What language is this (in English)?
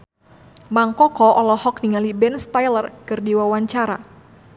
Sundanese